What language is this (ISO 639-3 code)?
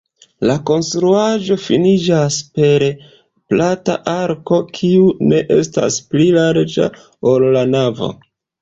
epo